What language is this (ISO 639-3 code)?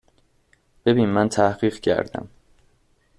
fas